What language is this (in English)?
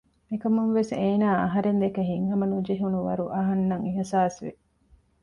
Divehi